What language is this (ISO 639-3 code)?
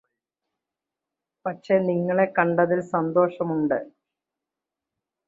mal